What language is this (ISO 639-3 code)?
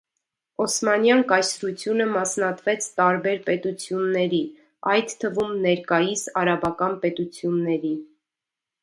hye